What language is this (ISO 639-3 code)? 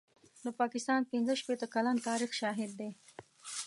pus